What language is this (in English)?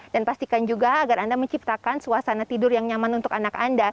Indonesian